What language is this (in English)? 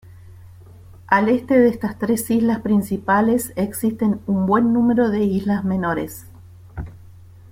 Spanish